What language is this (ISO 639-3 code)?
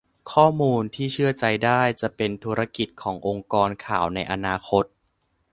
tha